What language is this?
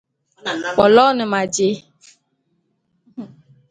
Bulu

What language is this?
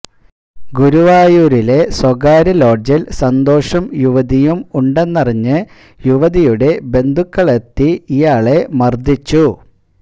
Malayalam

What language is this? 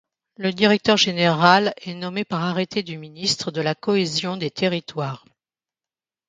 French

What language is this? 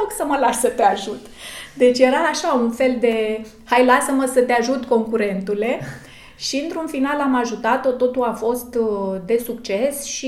Romanian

